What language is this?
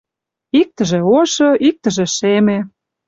Mari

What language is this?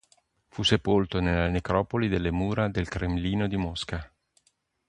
Italian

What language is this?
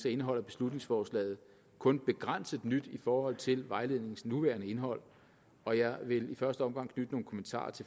Danish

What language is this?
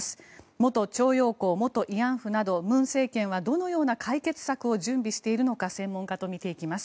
Japanese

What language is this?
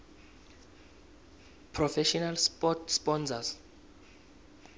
South Ndebele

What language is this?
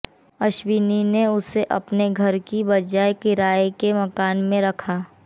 Hindi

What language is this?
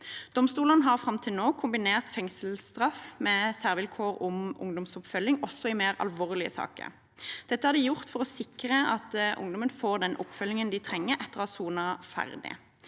Norwegian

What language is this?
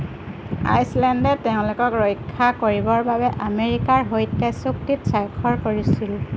Assamese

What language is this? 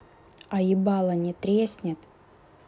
Russian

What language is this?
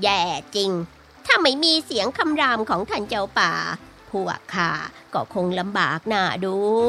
Thai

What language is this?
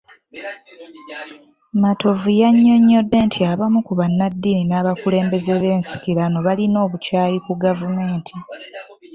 Ganda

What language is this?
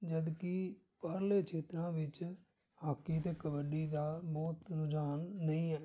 Punjabi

